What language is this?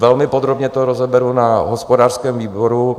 Czech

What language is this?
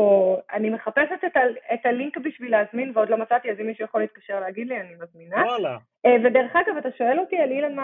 Hebrew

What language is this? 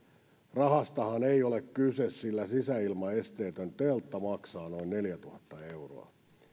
Finnish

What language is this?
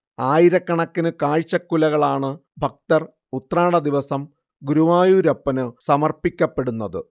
Malayalam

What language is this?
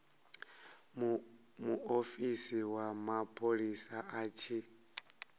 Venda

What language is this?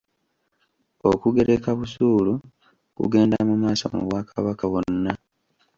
Ganda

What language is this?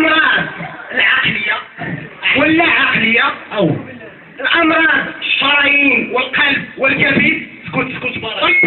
Arabic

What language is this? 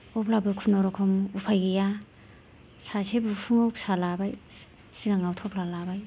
Bodo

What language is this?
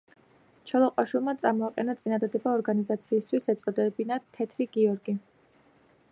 Georgian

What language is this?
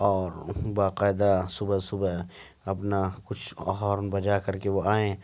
Urdu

